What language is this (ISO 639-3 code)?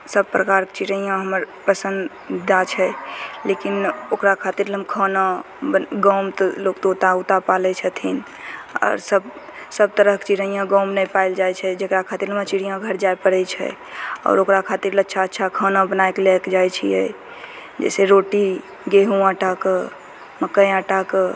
mai